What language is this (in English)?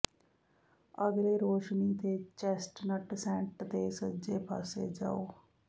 Punjabi